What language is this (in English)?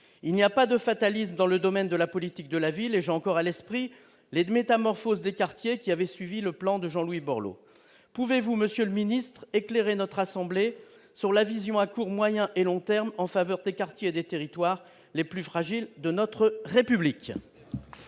French